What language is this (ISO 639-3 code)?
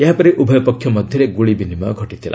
ori